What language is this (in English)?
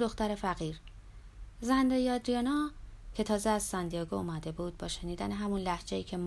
Persian